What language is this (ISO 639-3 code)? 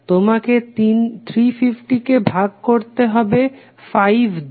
ben